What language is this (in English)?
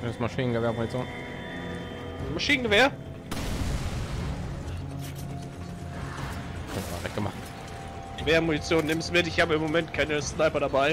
German